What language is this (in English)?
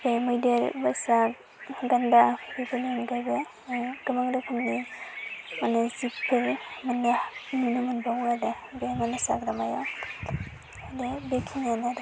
Bodo